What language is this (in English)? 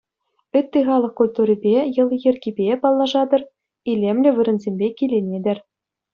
Chuvash